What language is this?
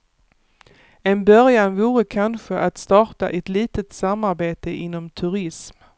Swedish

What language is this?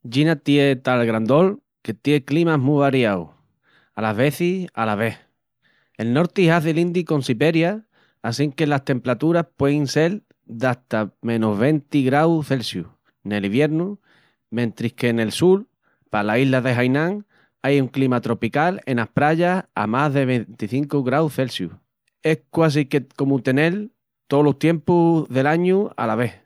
Extremaduran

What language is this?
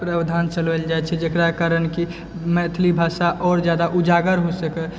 Maithili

